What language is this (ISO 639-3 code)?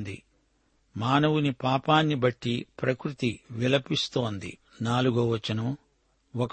tel